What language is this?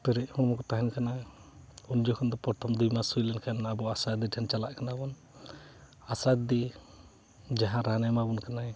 Santali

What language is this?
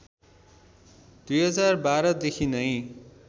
Nepali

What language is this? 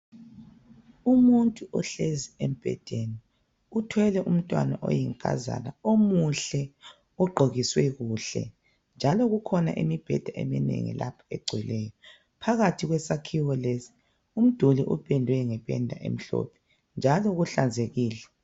North Ndebele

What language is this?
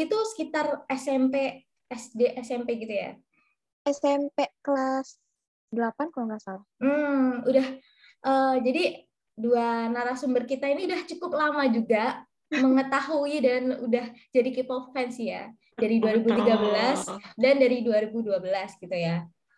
Indonesian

